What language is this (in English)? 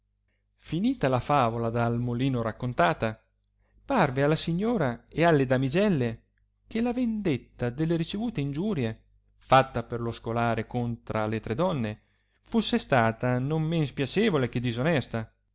Italian